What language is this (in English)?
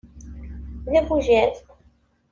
Kabyle